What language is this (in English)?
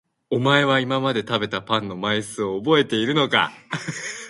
Japanese